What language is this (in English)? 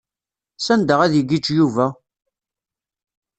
Kabyle